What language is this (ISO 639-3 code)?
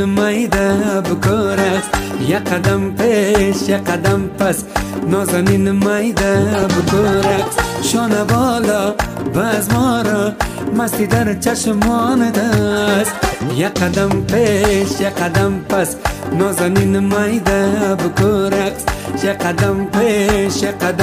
fas